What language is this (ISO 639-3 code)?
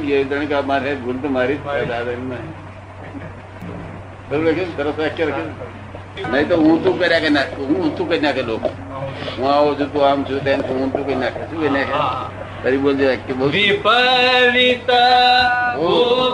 guj